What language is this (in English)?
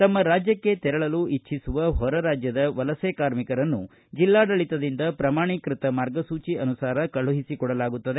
Kannada